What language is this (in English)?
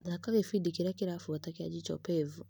Kikuyu